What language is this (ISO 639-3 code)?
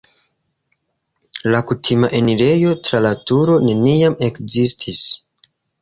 epo